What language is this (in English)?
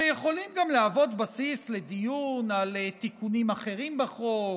Hebrew